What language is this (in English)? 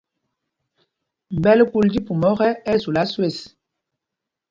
Mpumpong